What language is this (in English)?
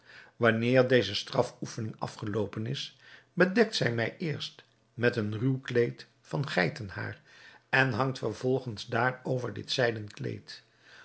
Dutch